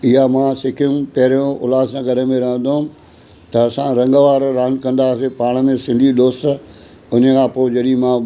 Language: Sindhi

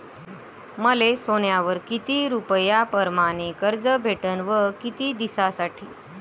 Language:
Marathi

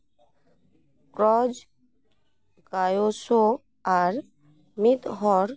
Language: Santali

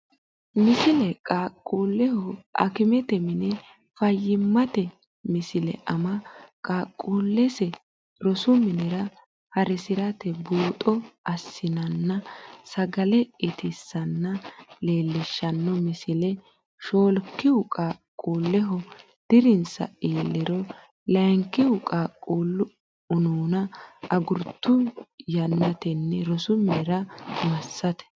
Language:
Sidamo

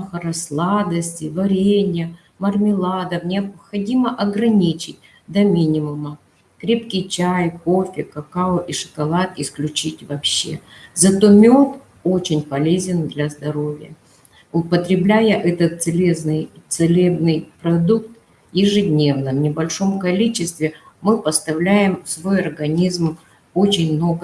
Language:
Russian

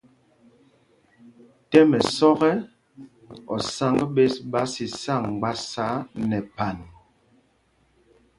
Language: Mpumpong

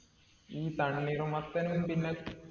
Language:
Malayalam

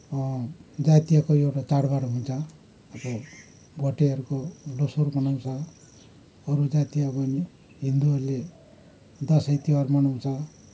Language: Nepali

